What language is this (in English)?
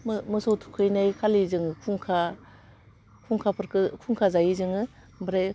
Bodo